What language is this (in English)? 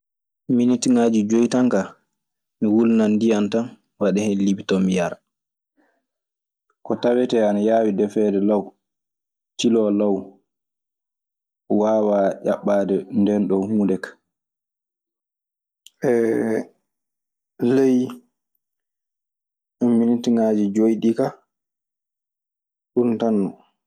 Maasina Fulfulde